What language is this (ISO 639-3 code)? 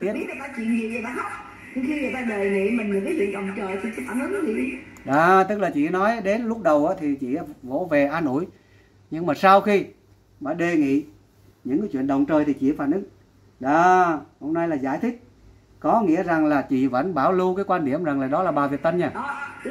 vie